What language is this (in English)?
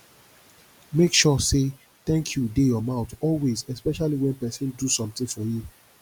Nigerian Pidgin